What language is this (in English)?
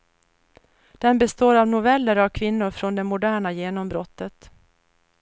Swedish